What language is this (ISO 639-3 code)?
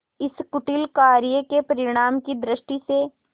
hin